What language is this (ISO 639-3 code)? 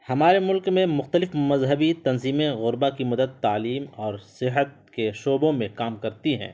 urd